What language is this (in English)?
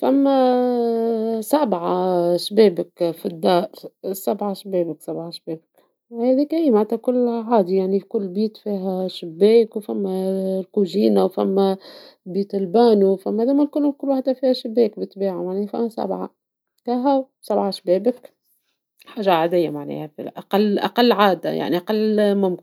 Tunisian Arabic